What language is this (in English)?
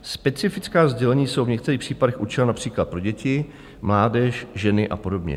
Czech